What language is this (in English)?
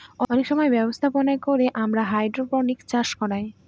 Bangla